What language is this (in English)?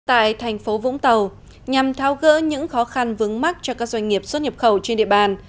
Vietnamese